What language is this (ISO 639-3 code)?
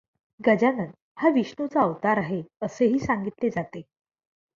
mar